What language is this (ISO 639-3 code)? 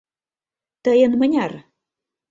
chm